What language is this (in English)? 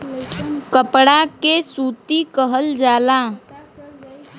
Bhojpuri